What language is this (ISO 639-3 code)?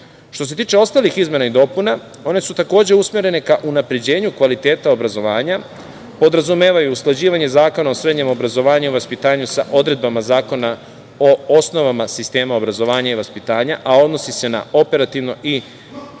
srp